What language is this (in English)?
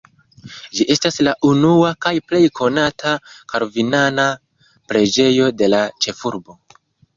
Esperanto